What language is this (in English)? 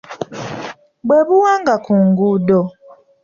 Ganda